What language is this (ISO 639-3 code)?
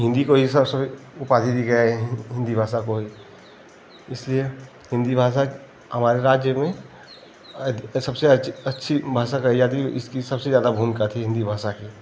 hin